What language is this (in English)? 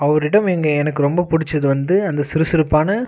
Tamil